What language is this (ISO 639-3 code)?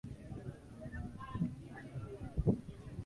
swa